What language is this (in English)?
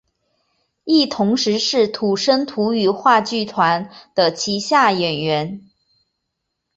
Chinese